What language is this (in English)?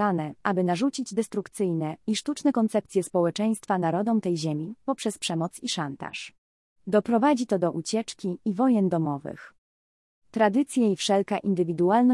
Polish